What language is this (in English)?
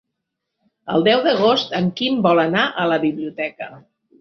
Catalan